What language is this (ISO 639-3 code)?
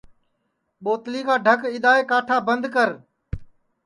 ssi